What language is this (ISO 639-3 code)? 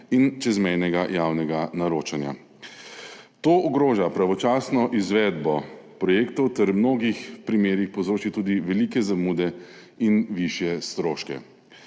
slv